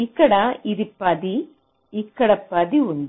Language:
Telugu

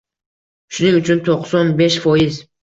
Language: Uzbek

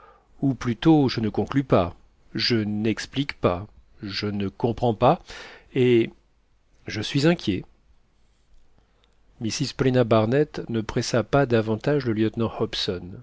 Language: French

